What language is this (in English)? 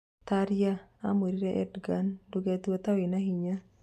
Kikuyu